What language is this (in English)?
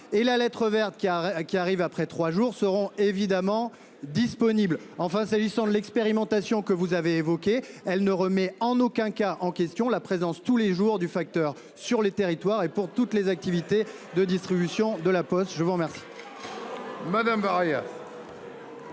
French